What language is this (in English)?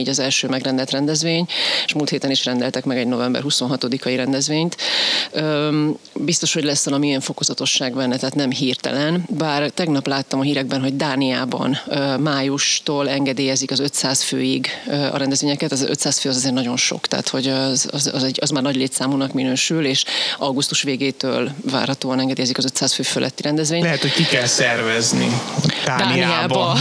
Hungarian